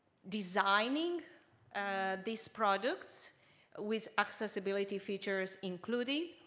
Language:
English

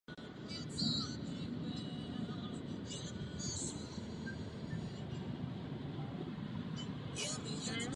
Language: Czech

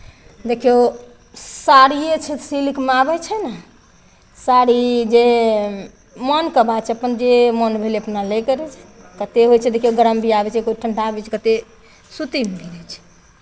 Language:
Maithili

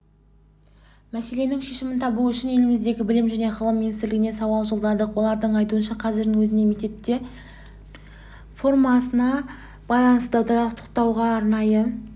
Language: Kazakh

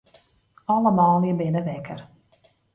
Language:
Western Frisian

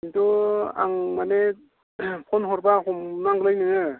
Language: Bodo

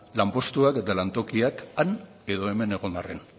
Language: Basque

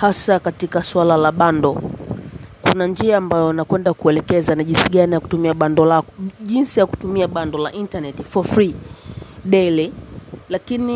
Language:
Swahili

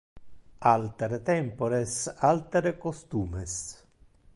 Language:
Interlingua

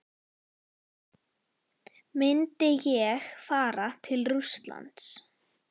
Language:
Icelandic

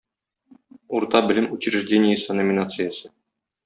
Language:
Tatar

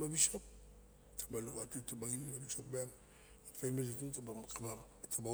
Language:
Barok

